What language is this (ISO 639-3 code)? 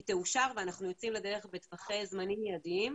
heb